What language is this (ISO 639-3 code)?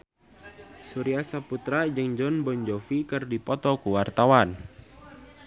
sun